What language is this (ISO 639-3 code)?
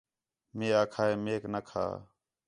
xhe